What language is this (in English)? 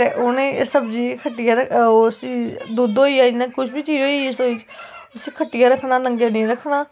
Dogri